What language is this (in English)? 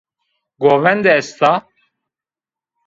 Zaza